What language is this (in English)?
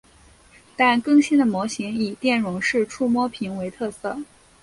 Chinese